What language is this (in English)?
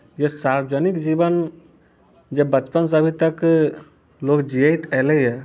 Maithili